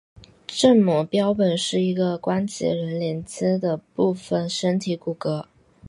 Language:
Chinese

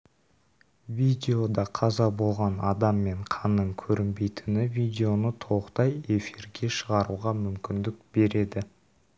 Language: Kazakh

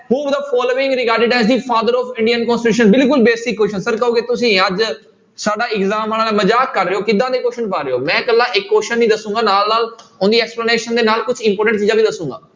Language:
Punjabi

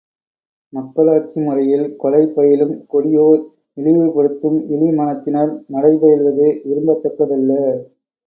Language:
Tamil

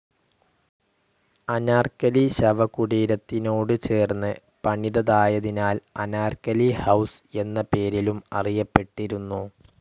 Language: Malayalam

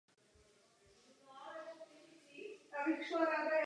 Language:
Czech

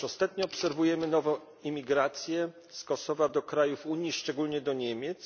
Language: Polish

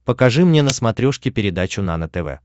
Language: Russian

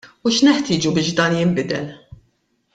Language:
Maltese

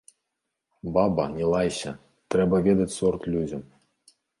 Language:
Belarusian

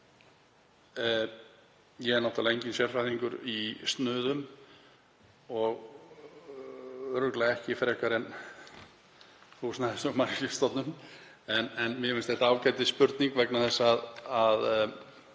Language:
Icelandic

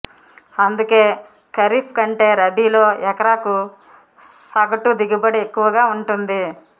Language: Telugu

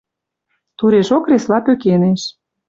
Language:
Western Mari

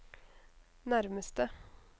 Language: Norwegian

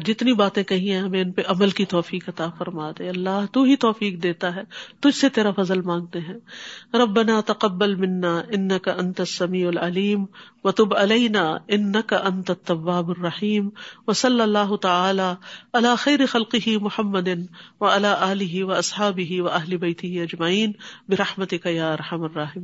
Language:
Urdu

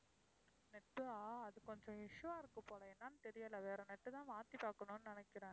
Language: Tamil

